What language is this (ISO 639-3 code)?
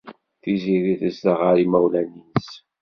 kab